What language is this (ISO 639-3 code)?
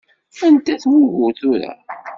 kab